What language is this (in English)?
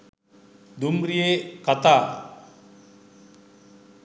Sinhala